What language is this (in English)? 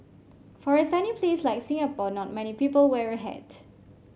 English